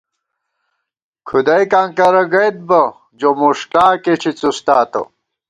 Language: Gawar-Bati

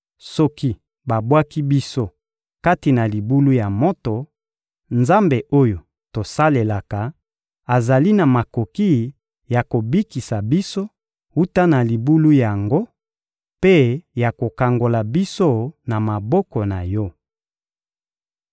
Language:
Lingala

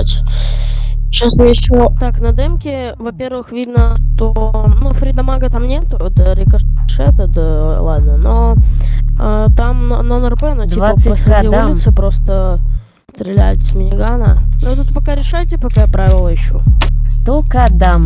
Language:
Russian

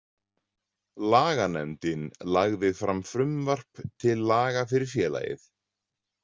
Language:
Icelandic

